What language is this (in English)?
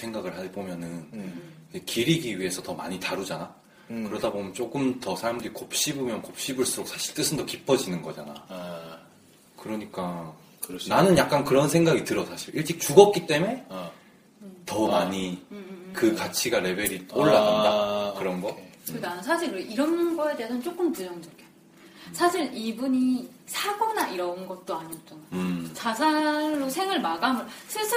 Korean